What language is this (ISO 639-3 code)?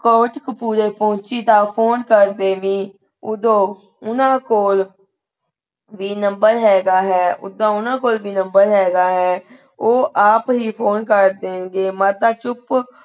pan